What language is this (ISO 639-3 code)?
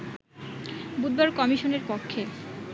ben